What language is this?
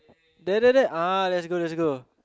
English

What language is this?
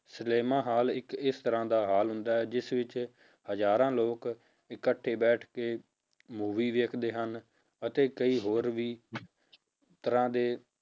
Punjabi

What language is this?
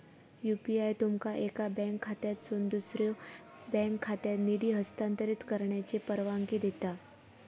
Marathi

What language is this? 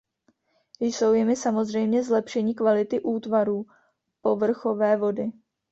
Czech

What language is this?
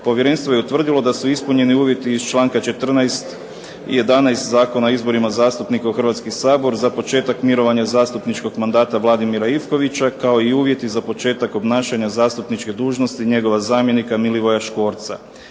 Croatian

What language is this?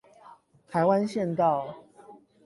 Chinese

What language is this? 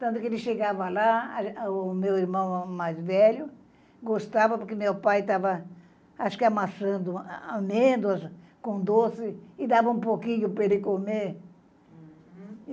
Portuguese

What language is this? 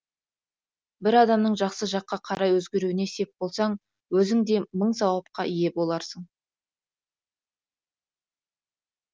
Kazakh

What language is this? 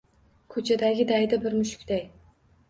Uzbek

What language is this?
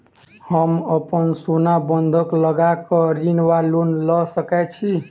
Maithili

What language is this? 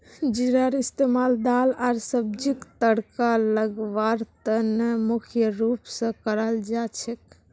Magahi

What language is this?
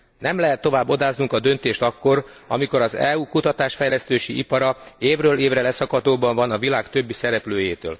Hungarian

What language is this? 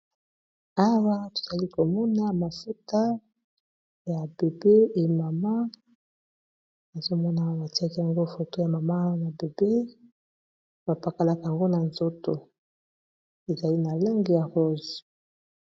Lingala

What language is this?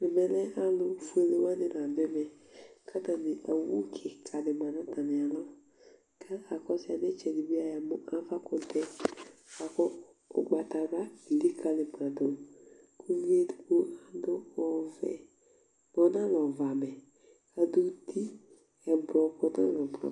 Ikposo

